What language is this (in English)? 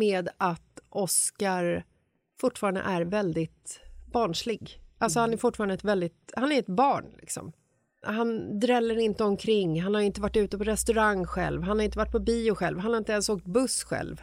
Swedish